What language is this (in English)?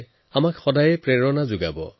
Assamese